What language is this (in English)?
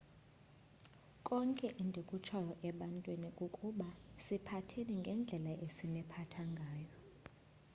Xhosa